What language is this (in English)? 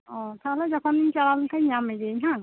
Santali